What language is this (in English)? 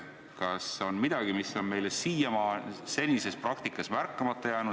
Estonian